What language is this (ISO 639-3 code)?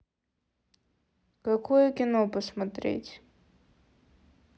rus